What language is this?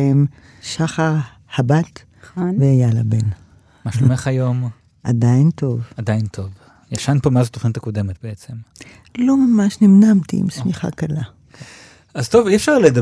Hebrew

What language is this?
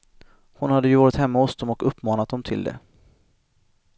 Swedish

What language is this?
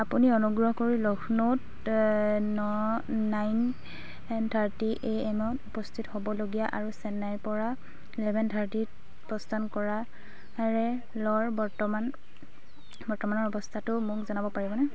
Assamese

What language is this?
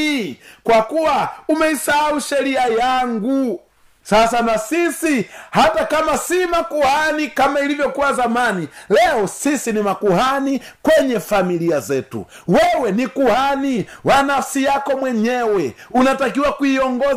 Swahili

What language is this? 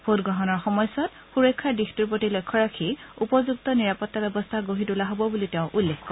Assamese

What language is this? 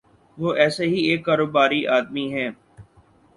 Urdu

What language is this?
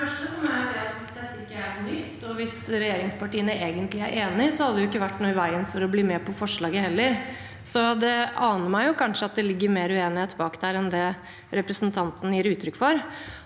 Norwegian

